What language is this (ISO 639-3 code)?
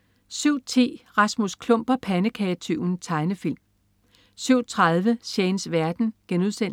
dan